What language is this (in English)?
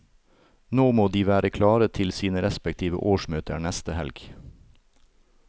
Norwegian